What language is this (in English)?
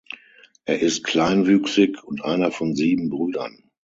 German